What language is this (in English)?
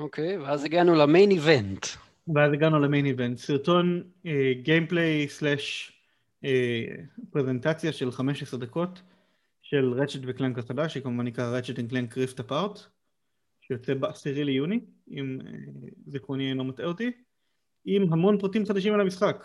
Hebrew